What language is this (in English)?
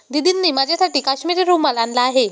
Marathi